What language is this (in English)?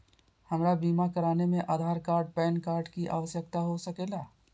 Magahi